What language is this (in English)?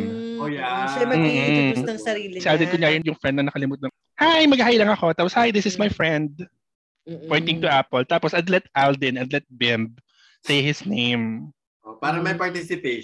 Filipino